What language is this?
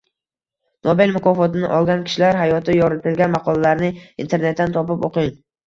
Uzbek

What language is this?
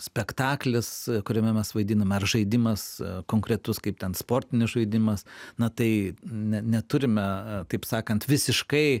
Lithuanian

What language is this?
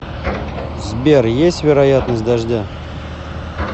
Russian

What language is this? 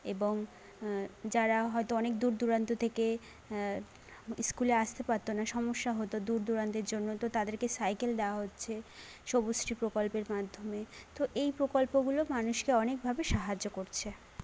Bangla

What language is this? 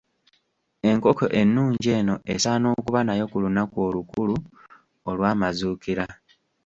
Ganda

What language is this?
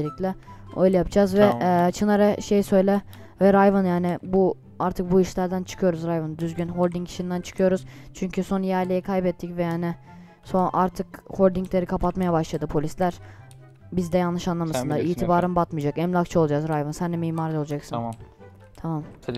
Turkish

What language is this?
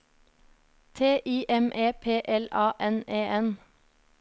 Norwegian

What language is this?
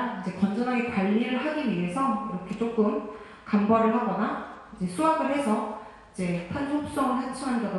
Korean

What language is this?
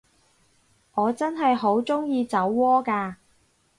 Cantonese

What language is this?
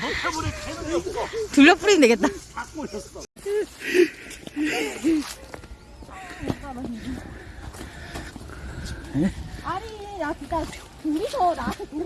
Korean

